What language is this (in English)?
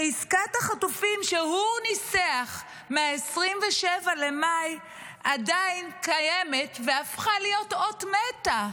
Hebrew